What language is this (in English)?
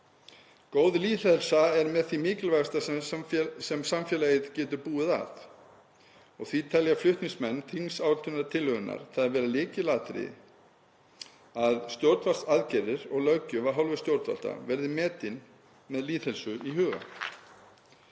Icelandic